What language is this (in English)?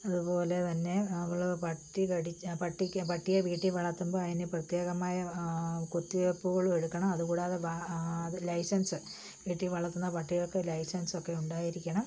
Malayalam